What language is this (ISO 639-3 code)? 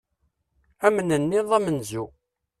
kab